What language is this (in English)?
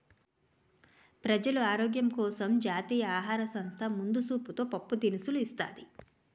Telugu